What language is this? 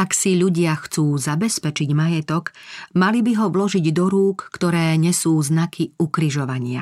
Slovak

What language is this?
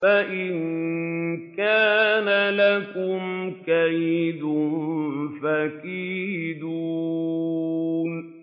Arabic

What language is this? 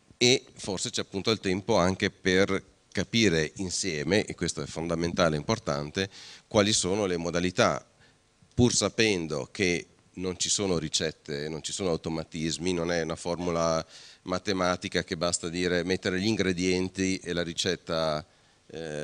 Italian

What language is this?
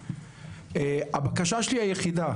Hebrew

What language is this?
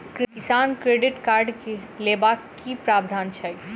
Maithili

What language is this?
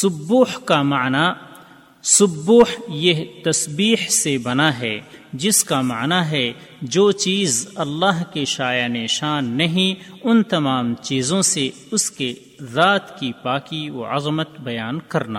Urdu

